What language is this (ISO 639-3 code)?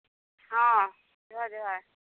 sat